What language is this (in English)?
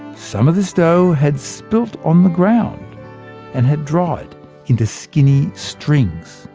English